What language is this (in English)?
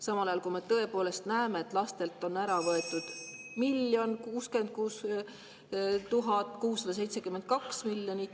Estonian